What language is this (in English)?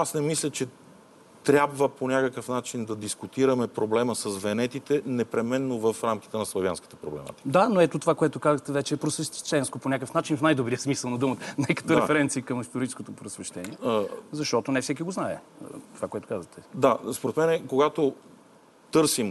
Bulgarian